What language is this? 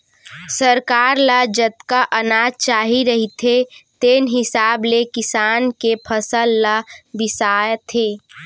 Chhattisgarhi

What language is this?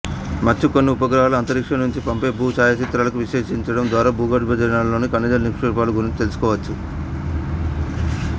Telugu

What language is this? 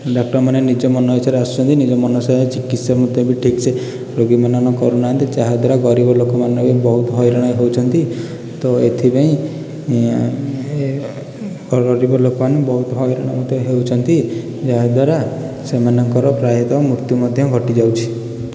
Odia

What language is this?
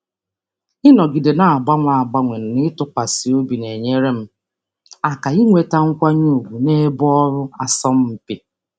Igbo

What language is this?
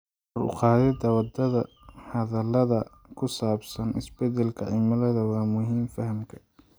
Somali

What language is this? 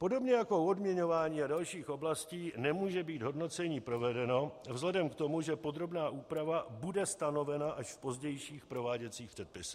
Czech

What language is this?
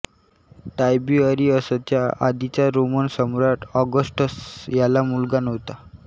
Marathi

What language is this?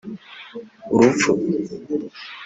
Kinyarwanda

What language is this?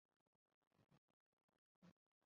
Chinese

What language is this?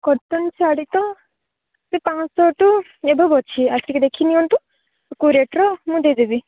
Odia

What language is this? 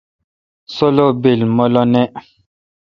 Kalkoti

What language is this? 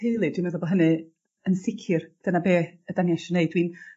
Welsh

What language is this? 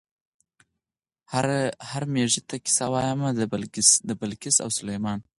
Pashto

